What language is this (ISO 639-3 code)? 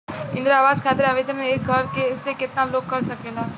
bho